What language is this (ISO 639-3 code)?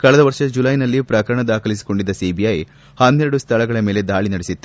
kan